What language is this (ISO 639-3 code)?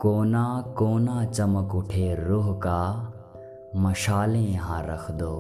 hin